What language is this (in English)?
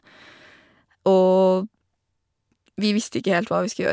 Norwegian